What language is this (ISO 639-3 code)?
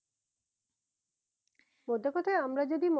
ben